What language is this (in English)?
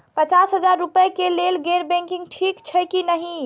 Maithili